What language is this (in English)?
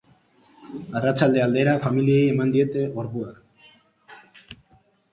Basque